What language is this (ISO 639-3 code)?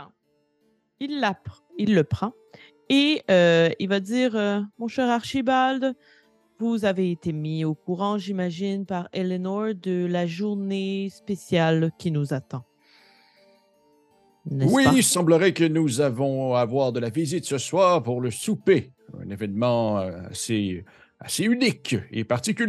fra